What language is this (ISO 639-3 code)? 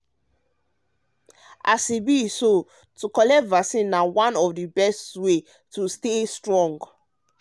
pcm